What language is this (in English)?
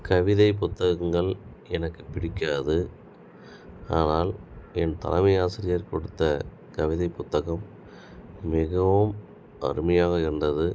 Tamil